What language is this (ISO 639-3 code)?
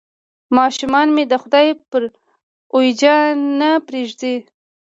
pus